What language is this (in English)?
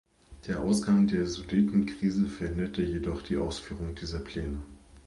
German